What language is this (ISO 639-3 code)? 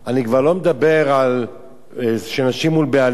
heb